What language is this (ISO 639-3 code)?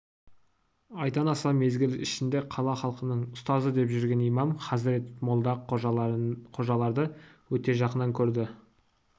kaz